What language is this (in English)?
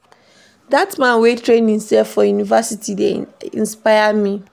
Nigerian Pidgin